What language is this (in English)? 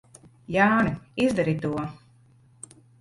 Latvian